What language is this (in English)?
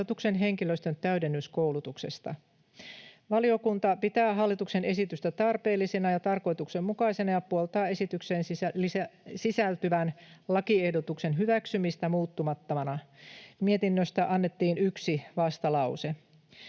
Finnish